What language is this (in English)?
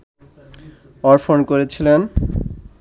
Bangla